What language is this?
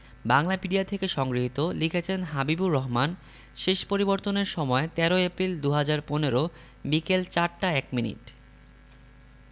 Bangla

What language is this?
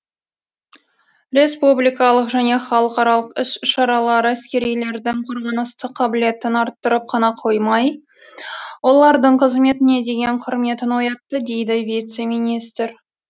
Kazakh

